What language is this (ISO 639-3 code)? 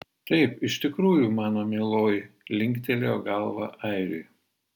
lit